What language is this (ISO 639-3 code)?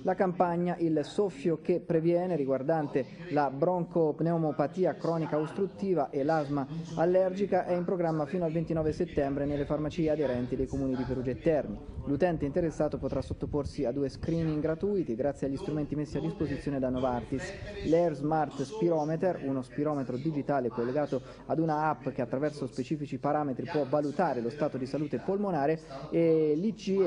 ita